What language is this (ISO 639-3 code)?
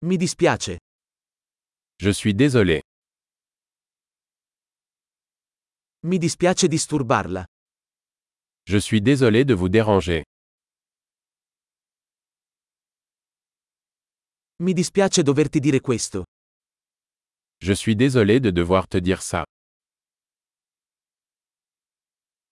ita